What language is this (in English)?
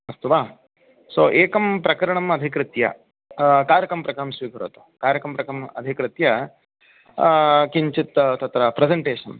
Sanskrit